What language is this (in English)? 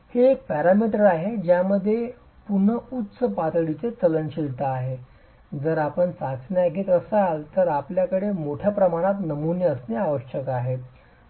Marathi